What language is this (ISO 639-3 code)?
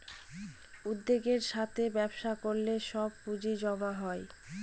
ben